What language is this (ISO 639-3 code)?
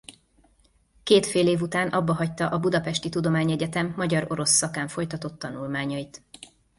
hun